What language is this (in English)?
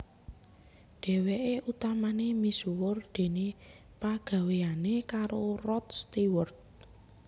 Javanese